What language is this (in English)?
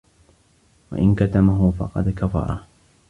Arabic